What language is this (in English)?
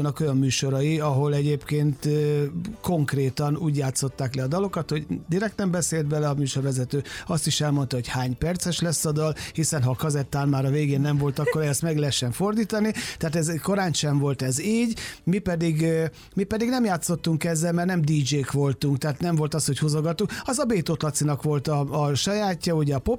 Hungarian